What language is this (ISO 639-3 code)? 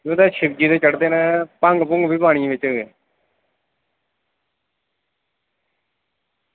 doi